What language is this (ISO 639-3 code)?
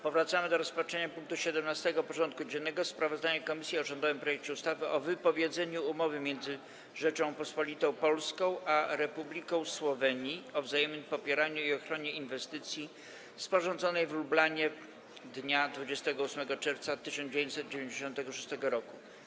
pol